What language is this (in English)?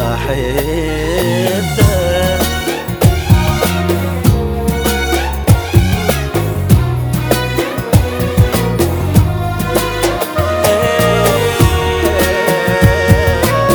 Arabic